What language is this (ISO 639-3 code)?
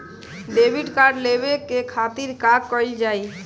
bho